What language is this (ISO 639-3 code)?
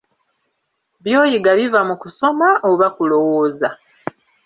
lug